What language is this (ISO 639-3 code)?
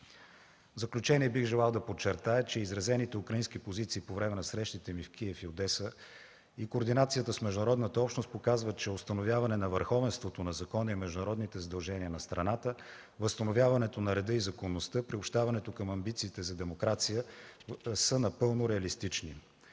bul